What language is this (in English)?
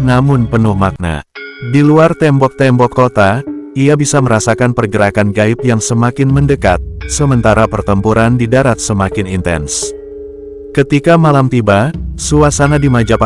Indonesian